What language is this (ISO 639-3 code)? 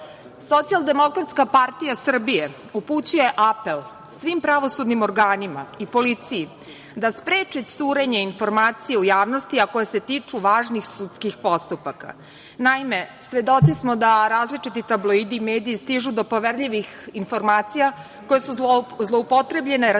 srp